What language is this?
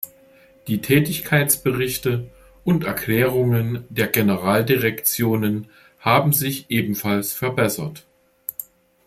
German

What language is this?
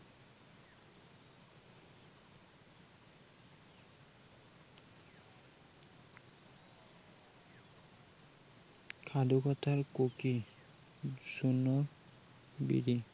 Assamese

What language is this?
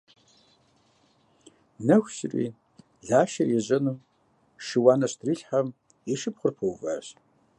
Kabardian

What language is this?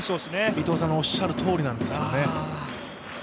Japanese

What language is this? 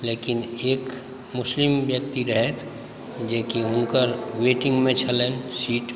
Maithili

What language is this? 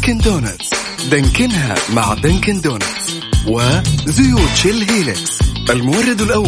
Arabic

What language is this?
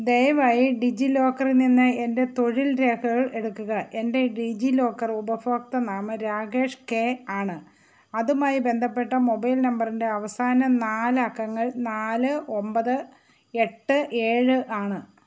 Malayalam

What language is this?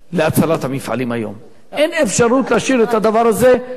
Hebrew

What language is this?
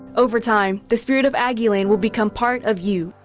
English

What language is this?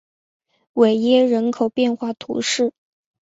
Chinese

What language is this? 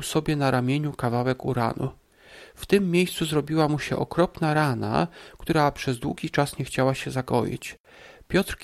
Polish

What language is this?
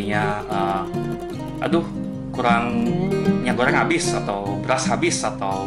Indonesian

